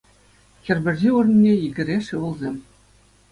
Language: Chuvash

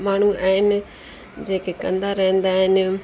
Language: Sindhi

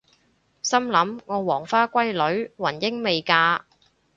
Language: Cantonese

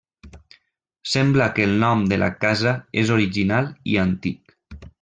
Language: Catalan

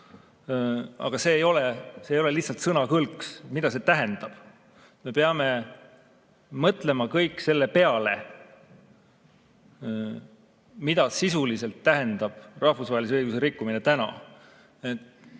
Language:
Estonian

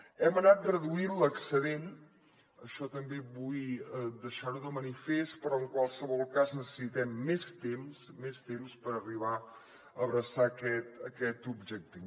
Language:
Catalan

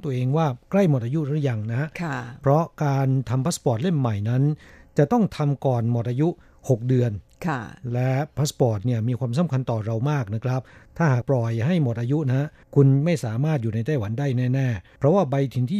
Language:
Thai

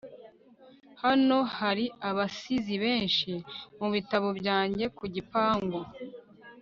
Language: Kinyarwanda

